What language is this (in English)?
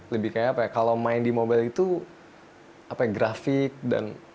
Indonesian